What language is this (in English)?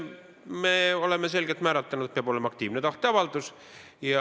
Estonian